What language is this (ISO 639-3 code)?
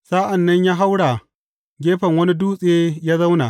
hau